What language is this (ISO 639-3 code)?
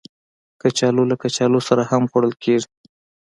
pus